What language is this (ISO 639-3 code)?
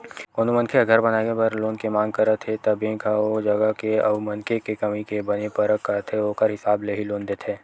hne